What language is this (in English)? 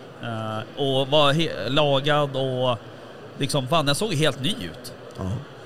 Swedish